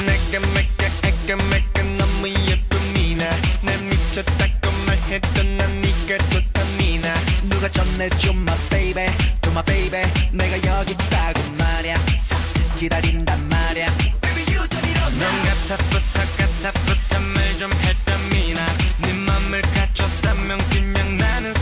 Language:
Ukrainian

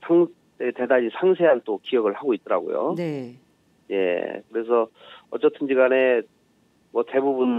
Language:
Korean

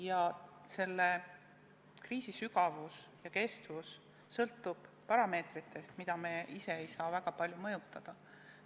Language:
Estonian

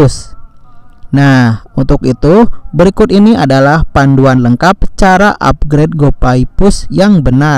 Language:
Indonesian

